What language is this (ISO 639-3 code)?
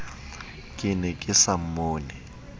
sot